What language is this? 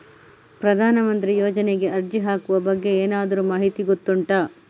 Kannada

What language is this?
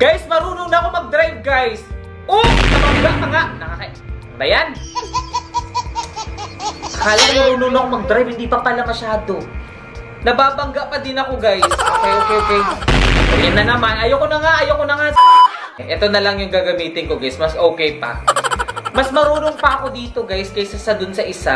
Filipino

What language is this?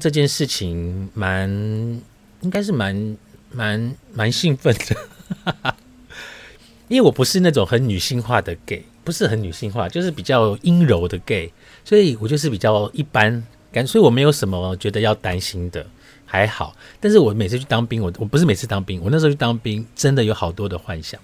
Chinese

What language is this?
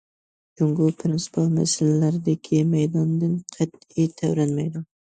Uyghur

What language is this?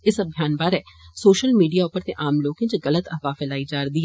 Dogri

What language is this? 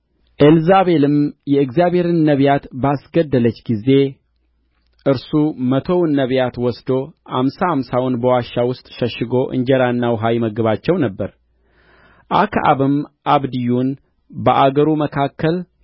Amharic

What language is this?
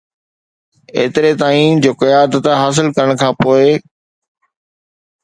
Sindhi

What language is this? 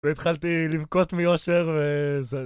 Hebrew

